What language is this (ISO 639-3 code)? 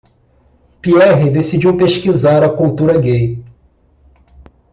por